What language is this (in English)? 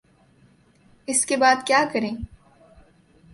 Urdu